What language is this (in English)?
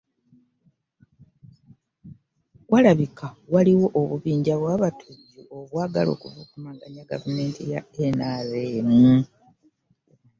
Ganda